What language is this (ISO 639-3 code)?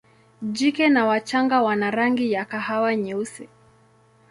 swa